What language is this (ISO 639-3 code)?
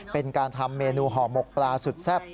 tha